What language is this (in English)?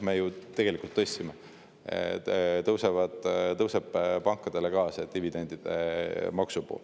Estonian